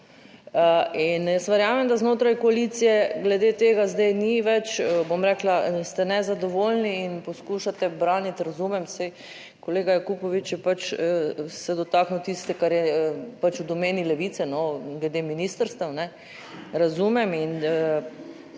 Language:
Slovenian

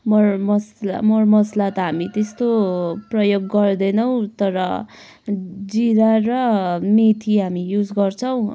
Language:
Nepali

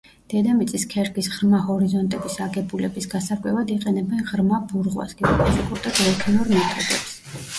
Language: Georgian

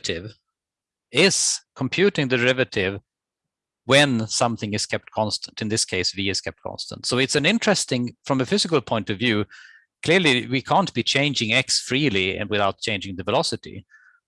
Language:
English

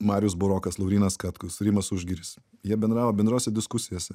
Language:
Lithuanian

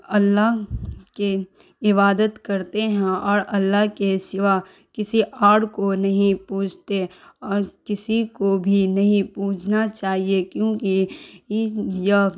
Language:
Urdu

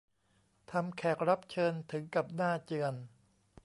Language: Thai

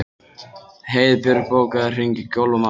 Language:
Icelandic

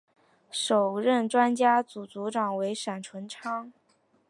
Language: Chinese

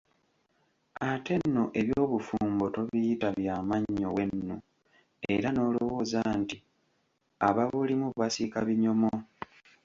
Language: Ganda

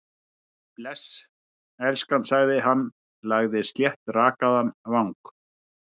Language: Icelandic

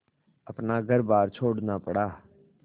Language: Hindi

